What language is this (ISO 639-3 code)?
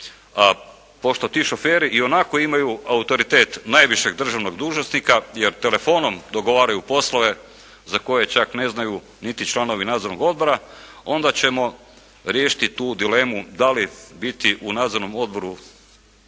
hrv